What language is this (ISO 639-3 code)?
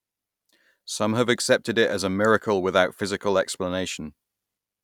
eng